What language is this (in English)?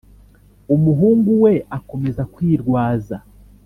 Kinyarwanda